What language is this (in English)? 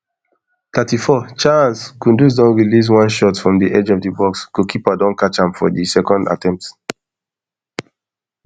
Nigerian Pidgin